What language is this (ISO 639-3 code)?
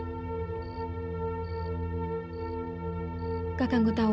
ind